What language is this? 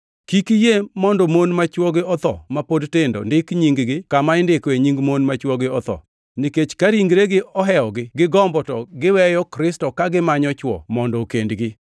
Luo (Kenya and Tanzania)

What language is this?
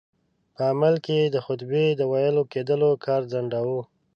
Pashto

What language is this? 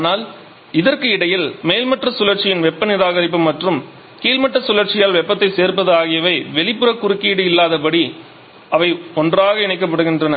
Tamil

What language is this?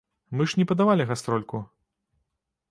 Belarusian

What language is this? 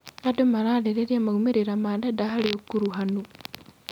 Kikuyu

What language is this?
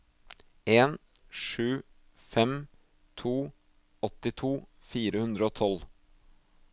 Norwegian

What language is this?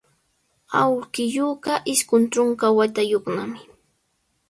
Sihuas Ancash Quechua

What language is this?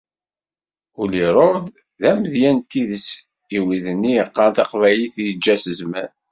Kabyle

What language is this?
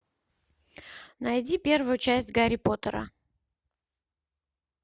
Russian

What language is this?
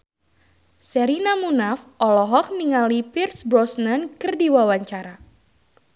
Sundanese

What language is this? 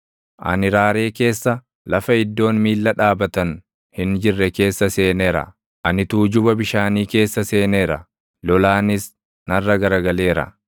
Oromo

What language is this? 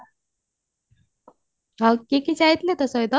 Odia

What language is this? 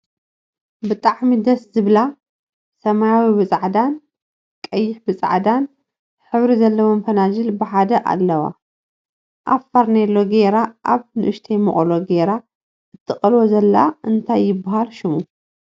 Tigrinya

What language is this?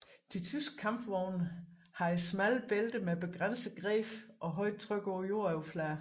Danish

